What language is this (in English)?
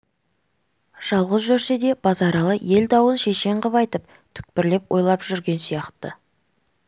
Kazakh